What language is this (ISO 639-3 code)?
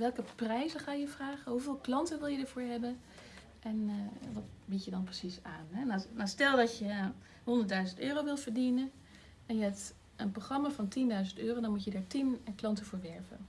nld